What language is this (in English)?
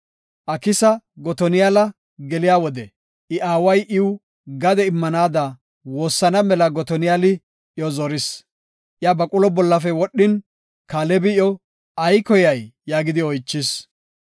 Gofa